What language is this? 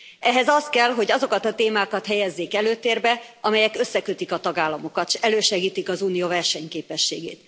Hungarian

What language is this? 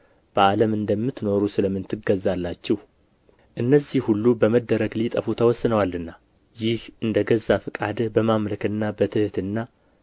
Amharic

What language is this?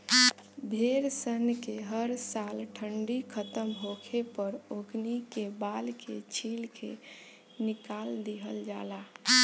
Bhojpuri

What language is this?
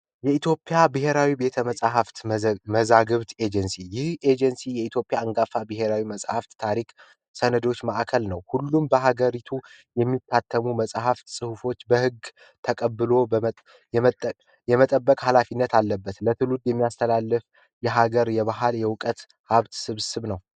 Amharic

